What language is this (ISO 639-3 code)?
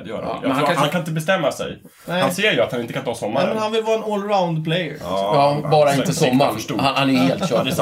swe